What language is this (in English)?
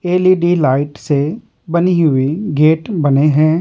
Hindi